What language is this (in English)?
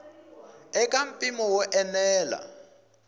Tsonga